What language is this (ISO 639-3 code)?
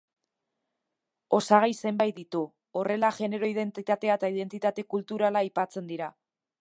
eus